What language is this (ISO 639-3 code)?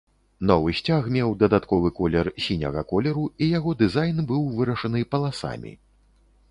bel